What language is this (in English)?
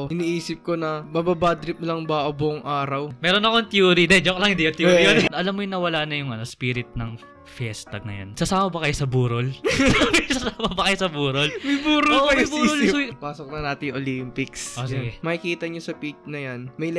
Filipino